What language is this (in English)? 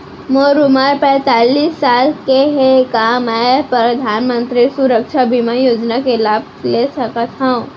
Chhattisgarhi